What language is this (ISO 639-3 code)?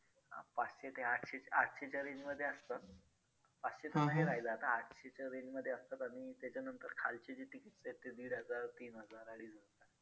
mar